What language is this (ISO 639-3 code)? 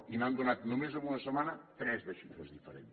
cat